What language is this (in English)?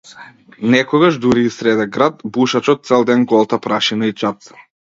Macedonian